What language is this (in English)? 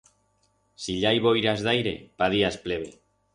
Aragonese